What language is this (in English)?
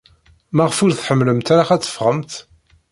Kabyle